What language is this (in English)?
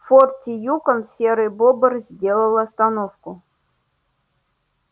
Russian